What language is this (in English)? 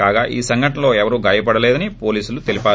Telugu